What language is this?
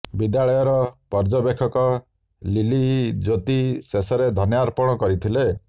Odia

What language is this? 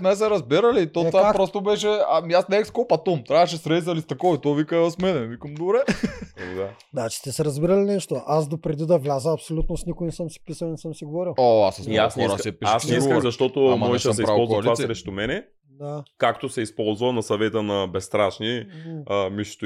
Bulgarian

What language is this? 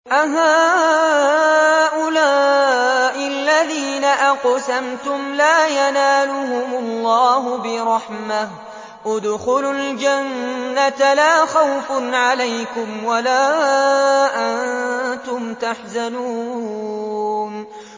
Arabic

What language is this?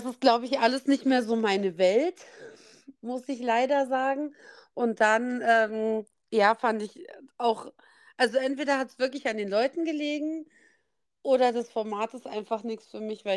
German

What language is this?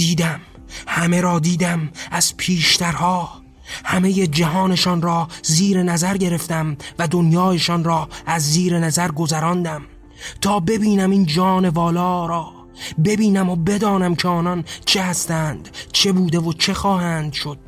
Persian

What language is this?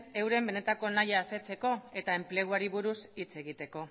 Basque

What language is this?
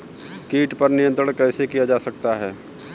Hindi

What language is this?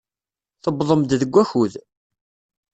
Kabyle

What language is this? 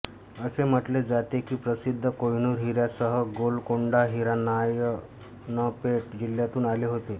Marathi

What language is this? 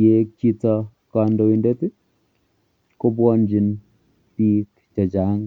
Kalenjin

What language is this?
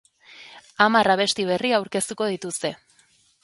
Basque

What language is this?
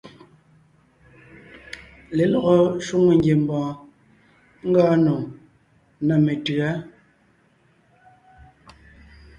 Ngiemboon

